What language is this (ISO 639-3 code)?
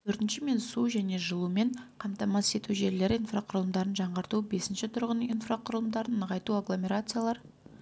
kaz